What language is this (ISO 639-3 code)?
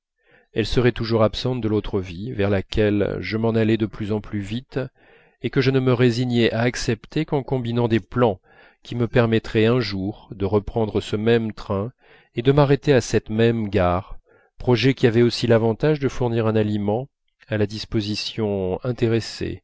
fra